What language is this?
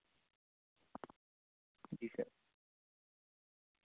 Urdu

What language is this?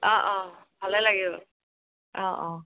Assamese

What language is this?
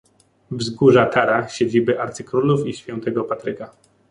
Polish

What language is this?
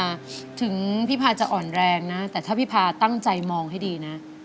Thai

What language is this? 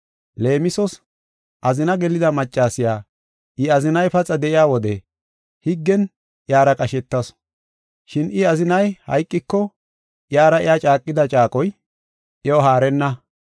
Gofa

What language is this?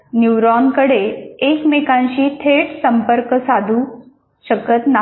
Marathi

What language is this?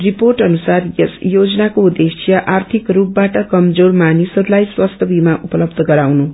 Nepali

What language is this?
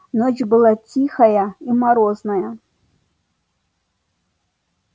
Russian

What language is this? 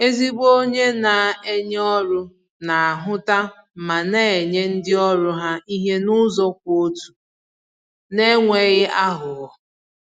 Igbo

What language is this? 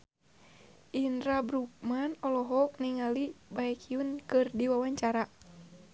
Sundanese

